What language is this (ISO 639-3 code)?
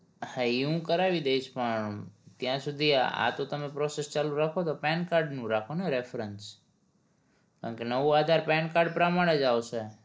guj